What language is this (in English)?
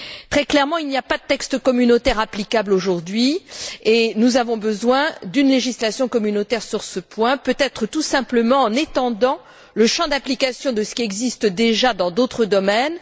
French